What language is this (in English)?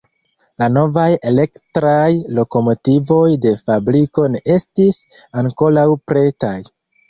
Esperanto